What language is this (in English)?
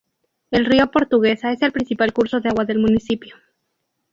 Spanish